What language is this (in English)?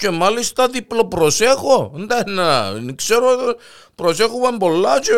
Greek